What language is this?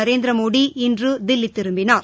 Tamil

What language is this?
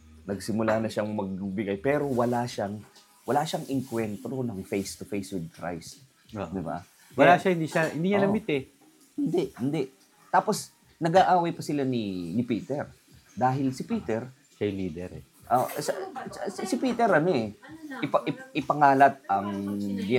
Filipino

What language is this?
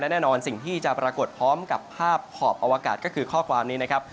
Thai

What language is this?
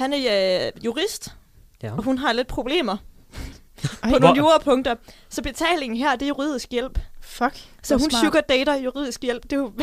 Danish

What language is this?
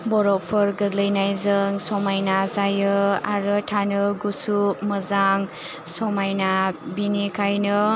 Bodo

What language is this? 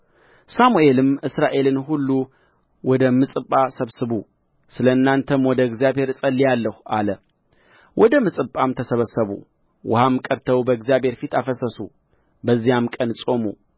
Amharic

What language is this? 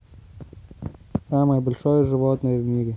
Russian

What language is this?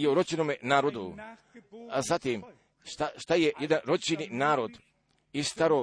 Croatian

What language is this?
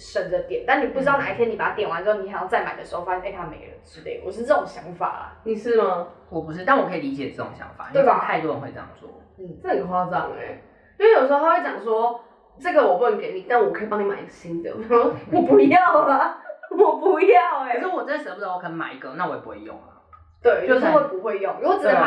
Chinese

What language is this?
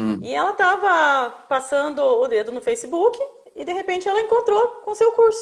Portuguese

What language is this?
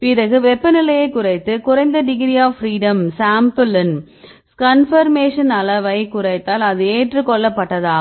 Tamil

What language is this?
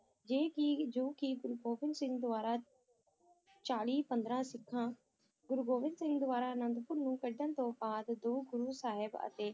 Punjabi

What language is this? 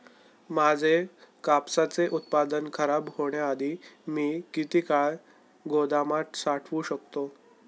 Marathi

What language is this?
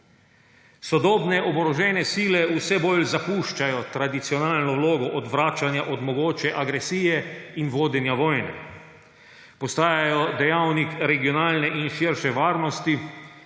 Slovenian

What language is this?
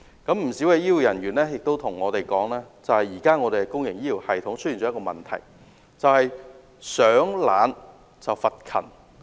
Cantonese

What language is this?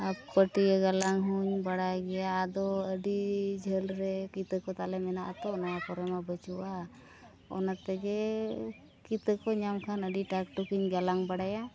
Santali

